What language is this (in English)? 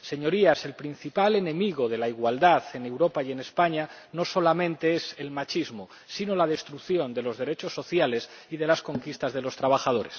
Spanish